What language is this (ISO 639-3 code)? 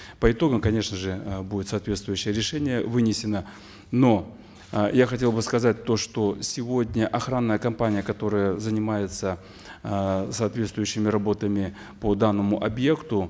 kaz